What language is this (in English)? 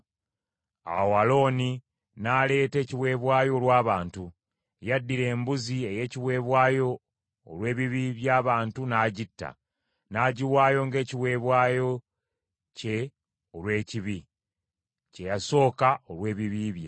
Ganda